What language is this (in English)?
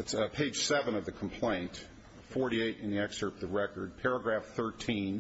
English